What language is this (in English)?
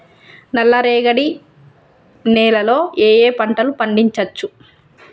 Telugu